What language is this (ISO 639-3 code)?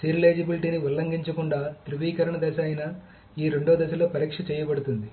tel